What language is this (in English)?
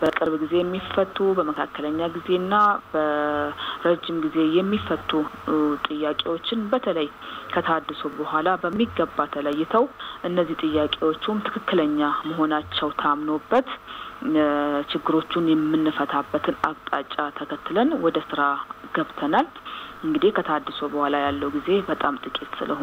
Arabic